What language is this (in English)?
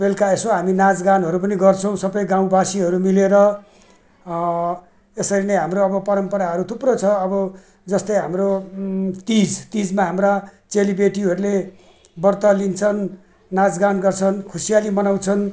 Nepali